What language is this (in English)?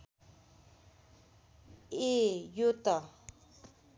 Nepali